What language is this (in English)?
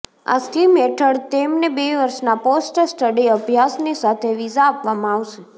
Gujarati